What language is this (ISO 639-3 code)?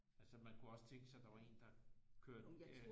dan